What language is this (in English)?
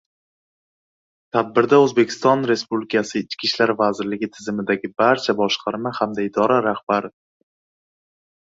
Uzbek